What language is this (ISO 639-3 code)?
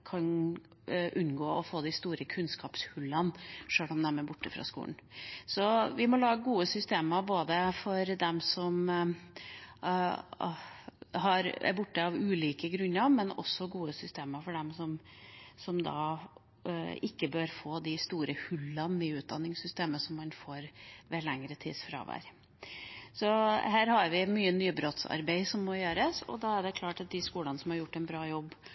nob